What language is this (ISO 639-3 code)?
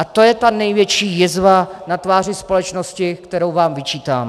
ces